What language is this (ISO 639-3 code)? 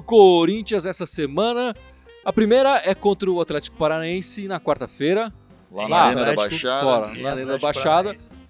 por